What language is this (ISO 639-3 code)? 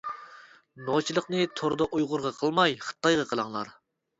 uig